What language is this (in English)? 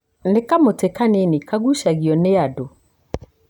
Kikuyu